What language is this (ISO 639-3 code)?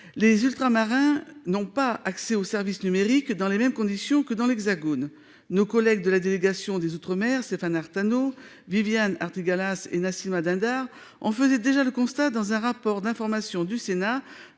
fra